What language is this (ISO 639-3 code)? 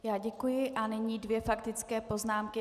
ces